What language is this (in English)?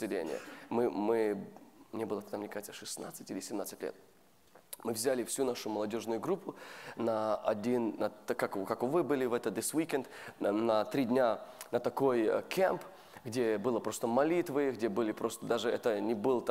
Russian